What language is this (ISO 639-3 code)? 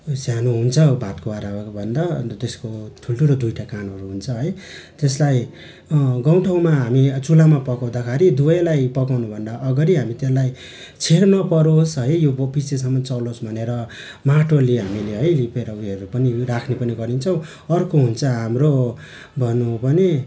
nep